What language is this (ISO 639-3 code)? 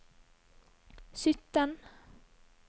nor